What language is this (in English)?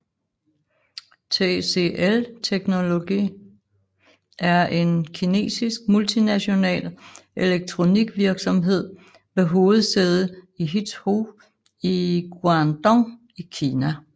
Danish